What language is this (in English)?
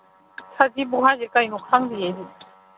Manipuri